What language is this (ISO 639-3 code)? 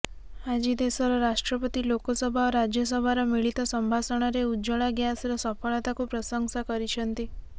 ori